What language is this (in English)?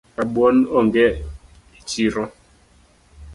Luo (Kenya and Tanzania)